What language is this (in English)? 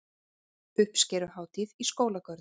Icelandic